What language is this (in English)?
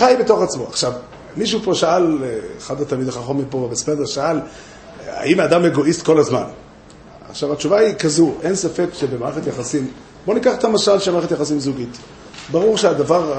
Hebrew